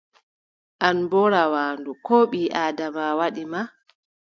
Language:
Adamawa Fulfulde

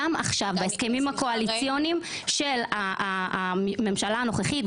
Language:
Hebrew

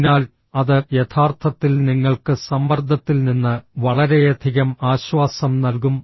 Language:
Malayalam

